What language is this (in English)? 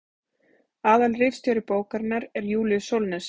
Icelandic